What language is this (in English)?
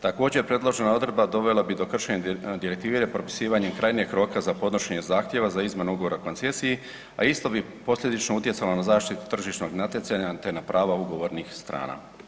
Croatian